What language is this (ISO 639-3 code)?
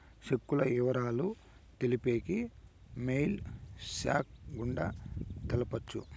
tel